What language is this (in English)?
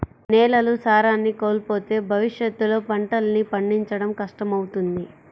Telugu